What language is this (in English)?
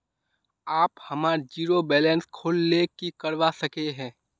Magahi